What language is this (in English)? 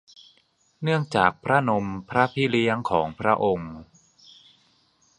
Thai